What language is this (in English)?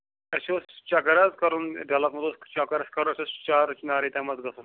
Kashmiri